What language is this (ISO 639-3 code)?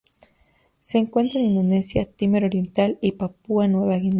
spa